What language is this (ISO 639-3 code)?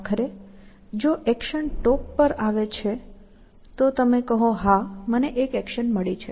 guj